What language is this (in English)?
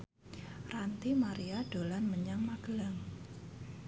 Javanese